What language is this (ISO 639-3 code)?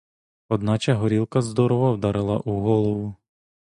ukr